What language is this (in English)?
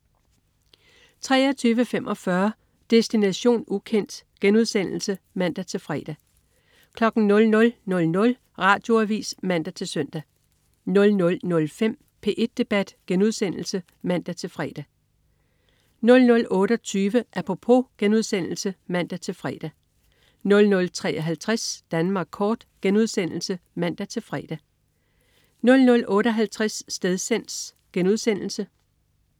Danish